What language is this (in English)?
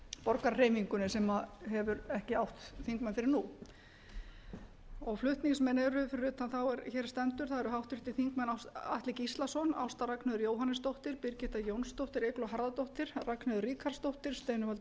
Icelandic